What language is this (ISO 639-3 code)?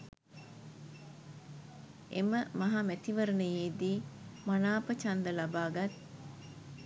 sin